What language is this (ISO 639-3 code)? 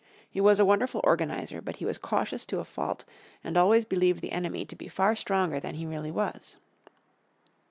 eng